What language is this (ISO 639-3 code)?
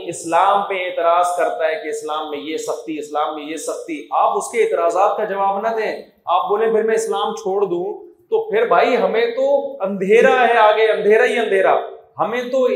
urd